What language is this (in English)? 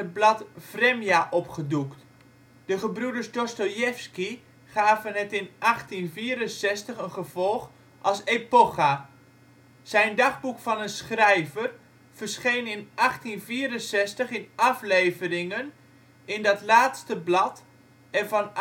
Dutch